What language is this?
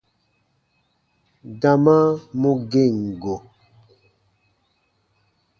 Baatonum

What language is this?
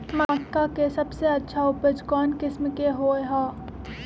Magahi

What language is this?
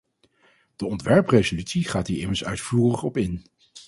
Dutch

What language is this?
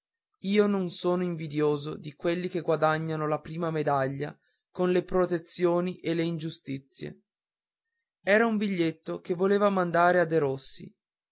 Italian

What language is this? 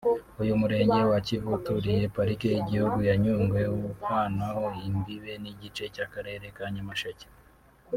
Kinyarwanda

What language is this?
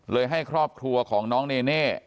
Thai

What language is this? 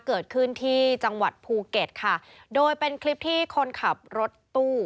Thai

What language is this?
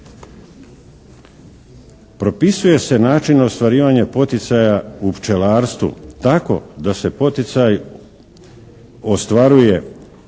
Croatian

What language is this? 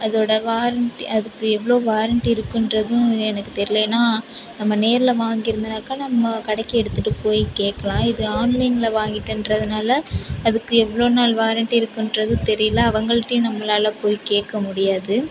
Tamil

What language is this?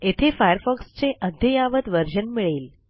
Marathi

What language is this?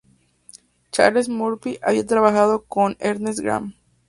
Spanish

